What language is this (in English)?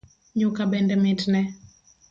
Luo (Kenya and Tanzania)